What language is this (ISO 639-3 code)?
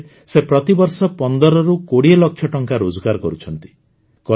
ori